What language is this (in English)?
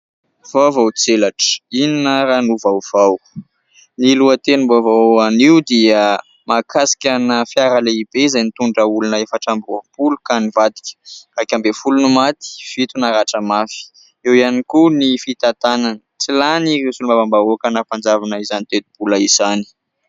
Malagasy